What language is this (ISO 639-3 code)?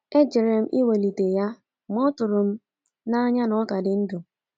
ibo